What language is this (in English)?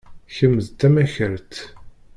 Kabyle